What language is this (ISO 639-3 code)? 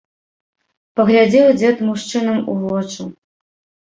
bel